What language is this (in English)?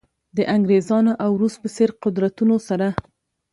Pashto